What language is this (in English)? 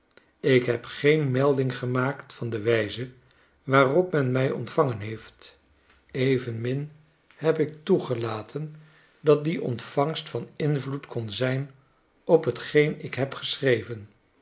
Dutch